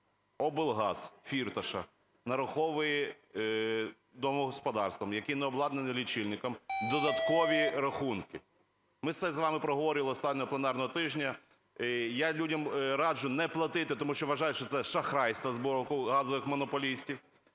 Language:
Ukrainian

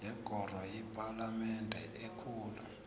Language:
South Ndebele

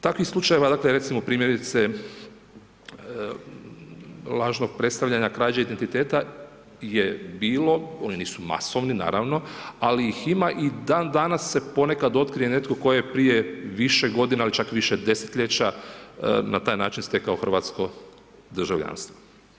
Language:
Croatian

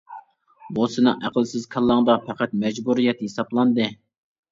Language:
Uyghur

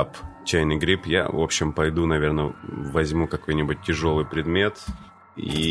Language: Russian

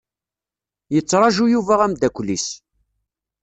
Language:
Kabyle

